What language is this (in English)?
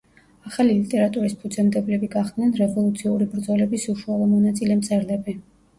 Georgian